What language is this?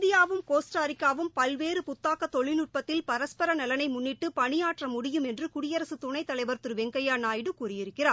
Tamil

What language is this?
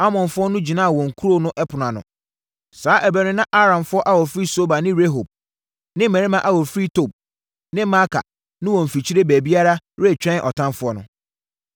Akan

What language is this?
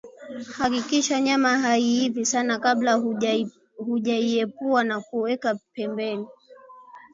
Swahili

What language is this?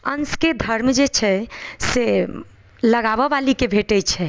Maithili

